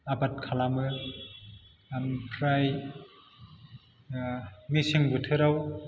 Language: Bodo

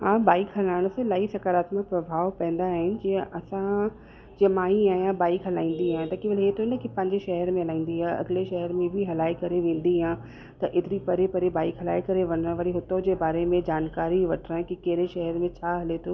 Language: Sindhi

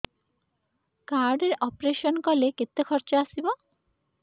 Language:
Odia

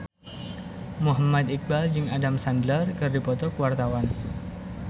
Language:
Sundanese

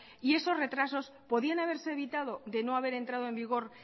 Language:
Spanish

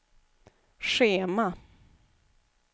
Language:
Swedish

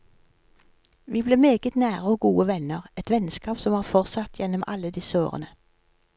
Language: Norwegian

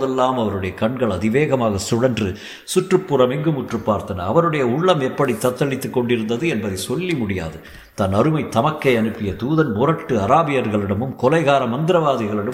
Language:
Tamil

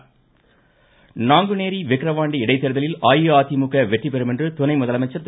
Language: Tamil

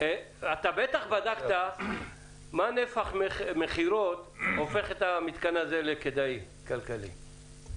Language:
Hebrew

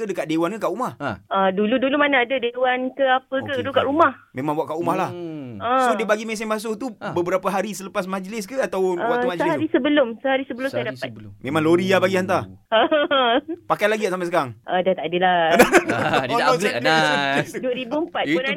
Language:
Malay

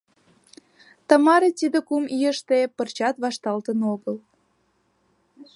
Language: Mari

